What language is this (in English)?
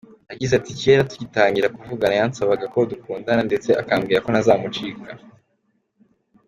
Kinyarwanda